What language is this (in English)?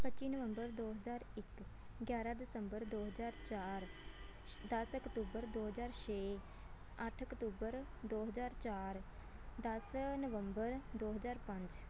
Punjabi